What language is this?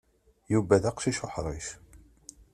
Kabyle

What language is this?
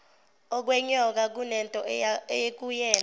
Zulu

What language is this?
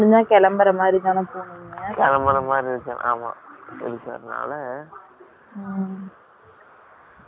Tamil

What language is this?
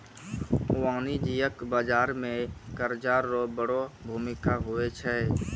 Maithili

